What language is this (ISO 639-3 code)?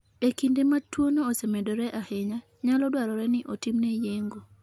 luo